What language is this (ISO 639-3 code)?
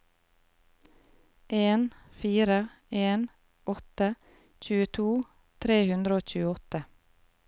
nor